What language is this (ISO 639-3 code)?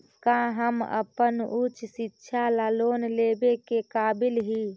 mag